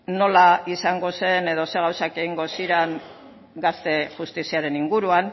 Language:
Basque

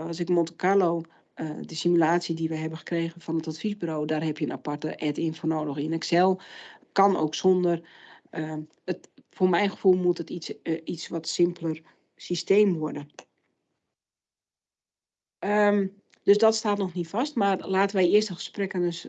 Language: Dutch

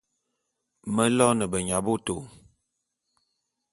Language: Bulu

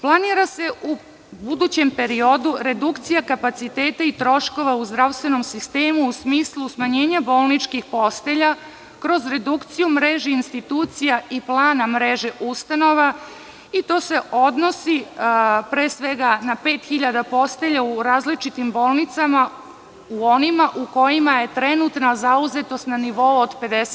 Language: Serbian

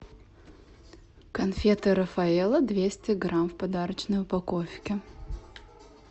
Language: Russian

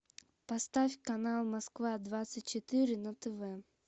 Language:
Russian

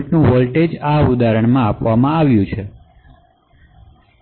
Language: Gujarati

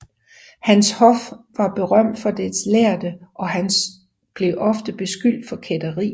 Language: Danish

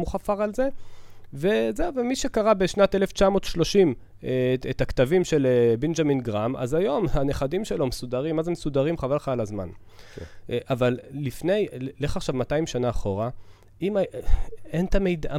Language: Hebrew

